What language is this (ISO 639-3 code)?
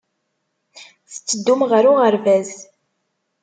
kab